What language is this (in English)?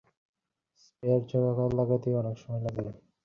Bangla